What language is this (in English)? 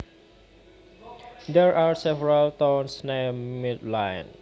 Javanese